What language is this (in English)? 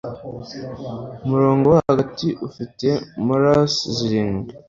Kinyarwanda